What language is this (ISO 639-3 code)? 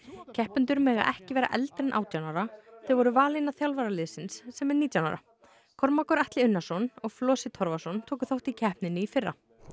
isl